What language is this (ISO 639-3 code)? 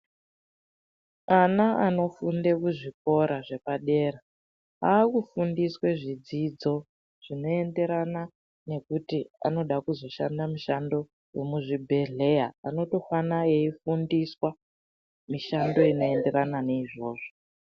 ndc